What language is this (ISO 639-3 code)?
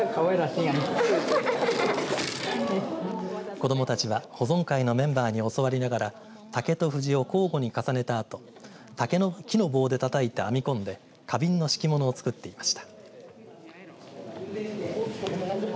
jpn